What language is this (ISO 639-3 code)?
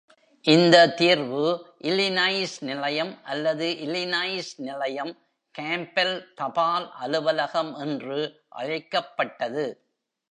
tam